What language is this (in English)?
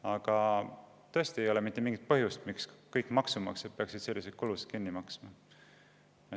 Estonian